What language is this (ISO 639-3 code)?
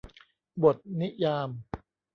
tha